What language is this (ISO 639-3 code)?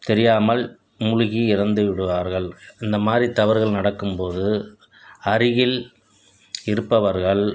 tam